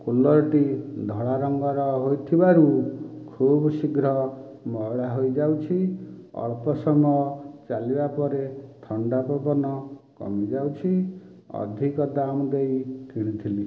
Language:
Odia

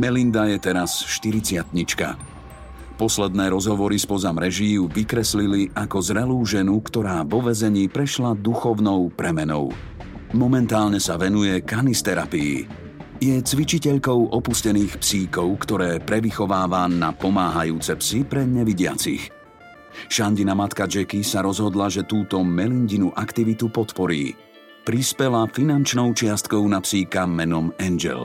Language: Slovak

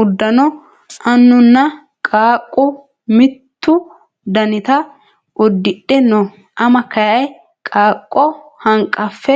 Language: Sidamo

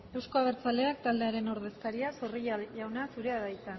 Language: Basque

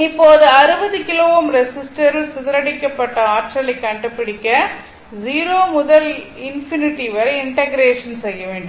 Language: Tamil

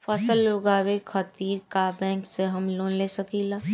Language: Bhojpuri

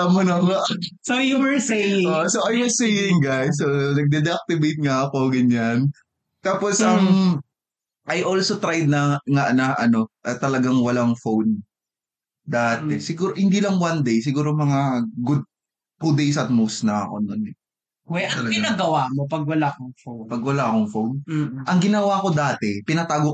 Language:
Filipino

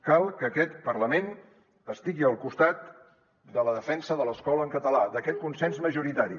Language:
Catalan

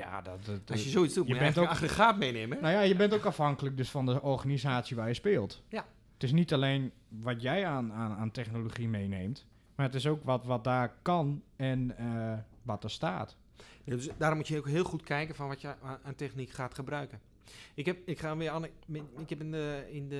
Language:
Dutch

